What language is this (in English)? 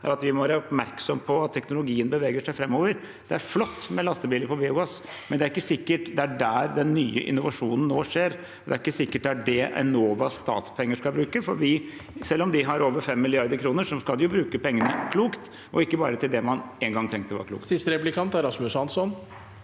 Norwegian